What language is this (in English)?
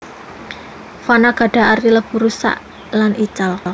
Javanese